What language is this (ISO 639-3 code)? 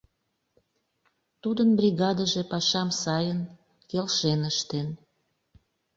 chm